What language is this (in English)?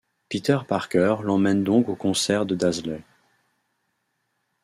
French